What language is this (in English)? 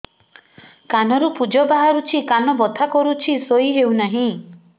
Odia